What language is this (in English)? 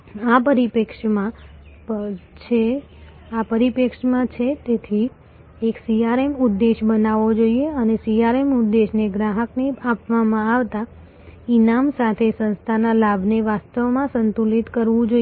Gujarati